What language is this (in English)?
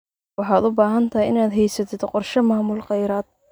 Somali